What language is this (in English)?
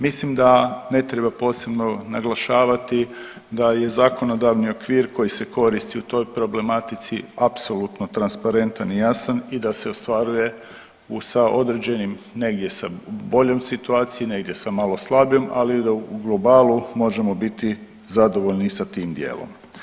Croatian